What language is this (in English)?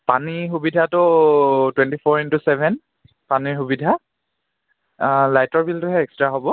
Assamese